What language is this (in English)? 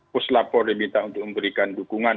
Indonesian